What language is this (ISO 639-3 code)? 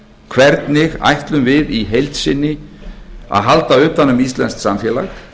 isl